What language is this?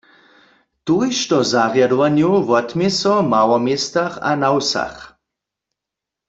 Upper Sorbian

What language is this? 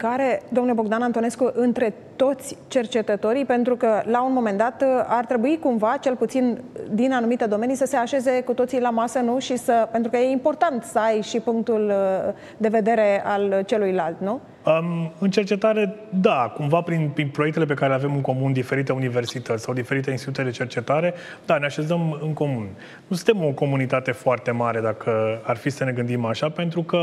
Romanian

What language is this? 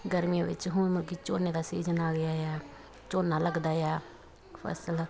Punjabi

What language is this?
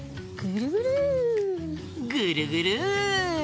Japanese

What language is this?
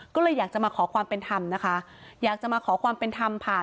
Thai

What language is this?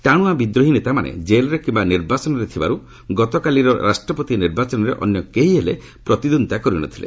Odia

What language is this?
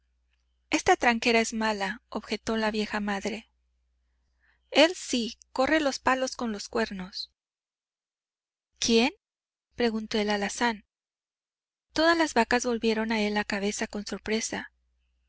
Spanish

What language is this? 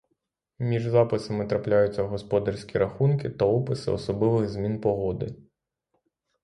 Ukrainian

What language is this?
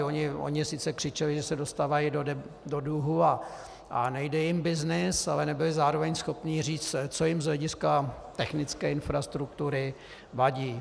Czech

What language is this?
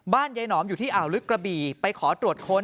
Thai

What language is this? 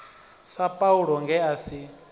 Venda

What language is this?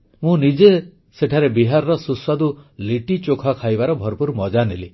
Odia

